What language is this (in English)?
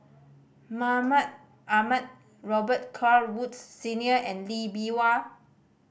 English